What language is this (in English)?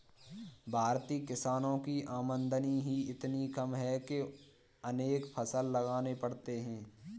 Hindi